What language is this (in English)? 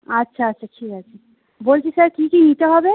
Bangla